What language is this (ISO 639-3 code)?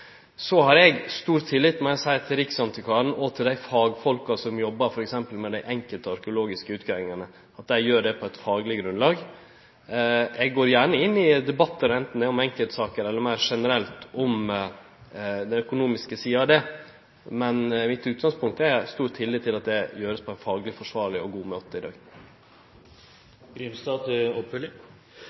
nno